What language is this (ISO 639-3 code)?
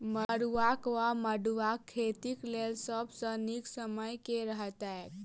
mai